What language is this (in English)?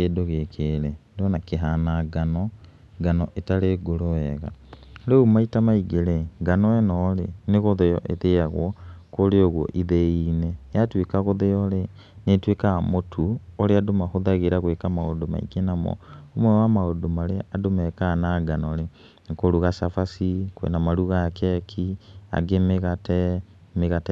Kikuyu